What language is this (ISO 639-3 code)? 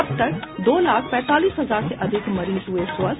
hin